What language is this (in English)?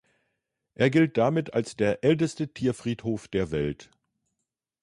German